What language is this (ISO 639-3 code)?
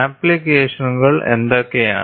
mal